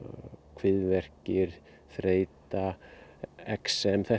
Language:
Icelandic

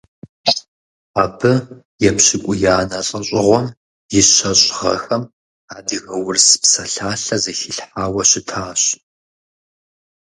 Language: Kabardian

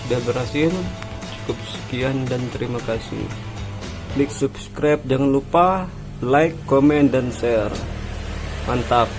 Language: Indonesian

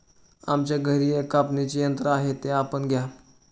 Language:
Marathi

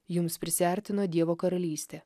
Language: Lithuanian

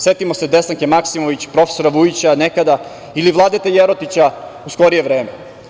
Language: Serbian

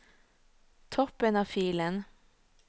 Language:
Norwegian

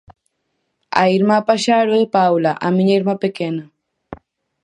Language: Galician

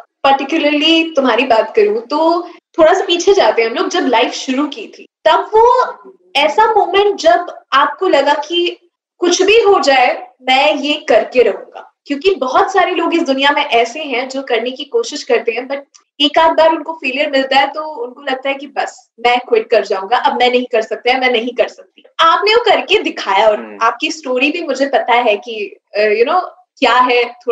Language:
Hindi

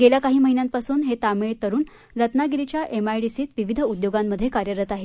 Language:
Marathi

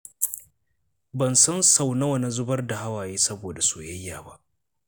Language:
Hausa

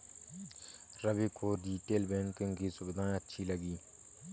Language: Hindi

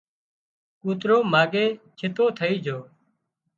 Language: Wadiyara Koli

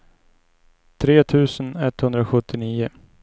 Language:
Swedish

